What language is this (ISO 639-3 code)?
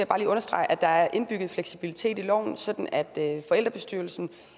dan